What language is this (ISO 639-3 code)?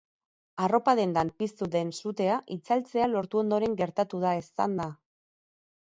eus